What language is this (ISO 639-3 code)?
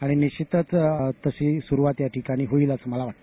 mar